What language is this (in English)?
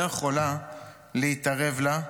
Hebrew